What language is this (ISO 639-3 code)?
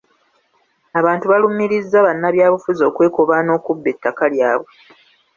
lug